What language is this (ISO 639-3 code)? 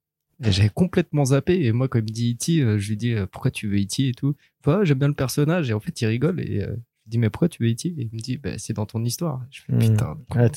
fra